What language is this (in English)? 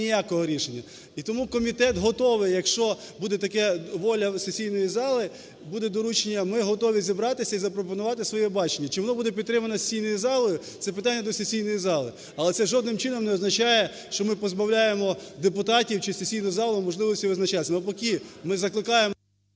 Ukrainian